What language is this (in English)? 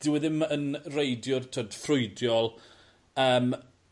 Welsh